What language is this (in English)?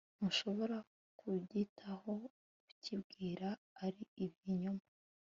Kinyarwanda